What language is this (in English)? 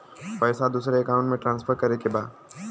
Bhojpuri